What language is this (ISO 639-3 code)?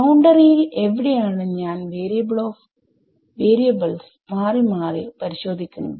mal